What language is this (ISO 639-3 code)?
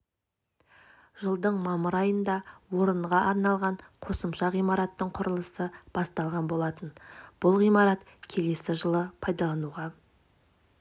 kaz